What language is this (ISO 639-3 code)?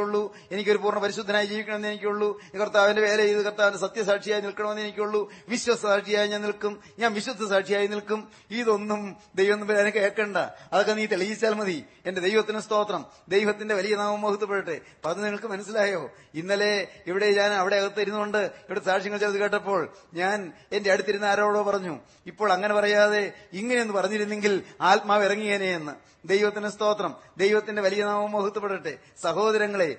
mal